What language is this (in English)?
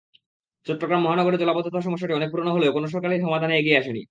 Bangla